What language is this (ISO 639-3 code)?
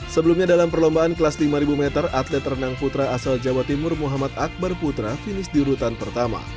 ind